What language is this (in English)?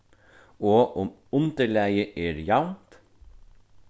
Faroese